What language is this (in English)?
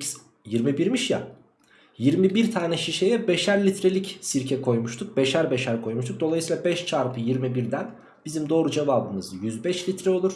Turkish